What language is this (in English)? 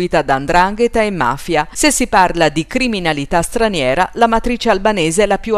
Italian